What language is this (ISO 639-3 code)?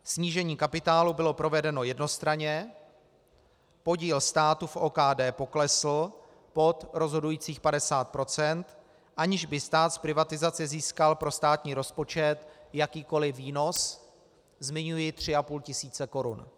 ces